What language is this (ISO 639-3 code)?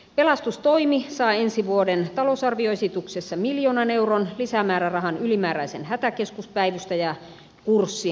fin